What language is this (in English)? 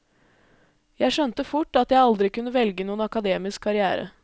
Norwegian